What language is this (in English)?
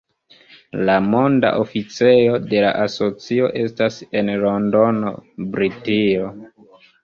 Esperanto